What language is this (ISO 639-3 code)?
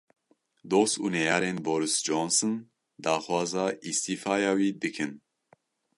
kur